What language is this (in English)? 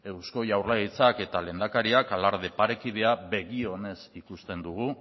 Basque